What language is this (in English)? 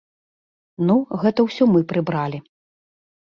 Belarusian